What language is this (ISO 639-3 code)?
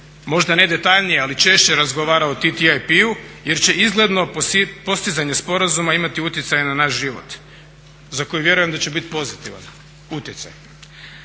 hrv